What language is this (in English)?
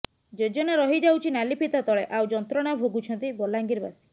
Odia